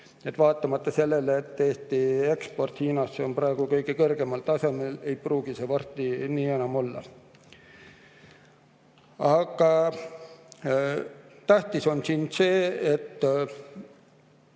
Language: Estonian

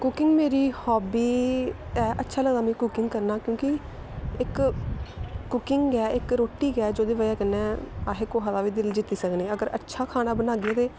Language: Dogri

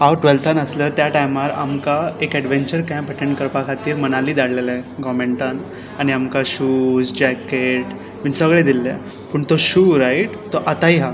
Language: Konkani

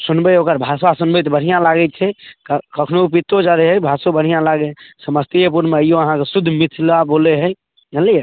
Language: Maithili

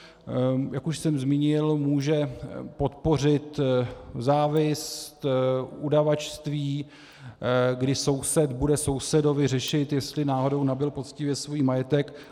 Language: Czech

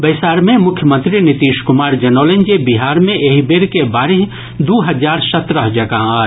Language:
Maithili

